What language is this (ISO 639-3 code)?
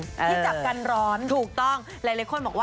tha